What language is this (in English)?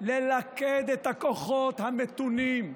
Hebrew